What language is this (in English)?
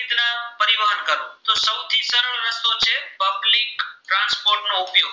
Gujarati